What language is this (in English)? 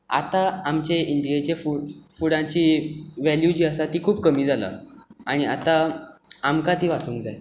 Konkani